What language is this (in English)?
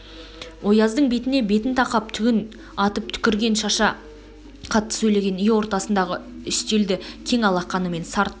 Kazakh